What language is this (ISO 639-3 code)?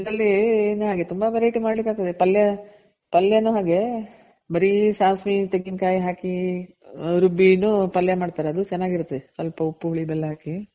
kan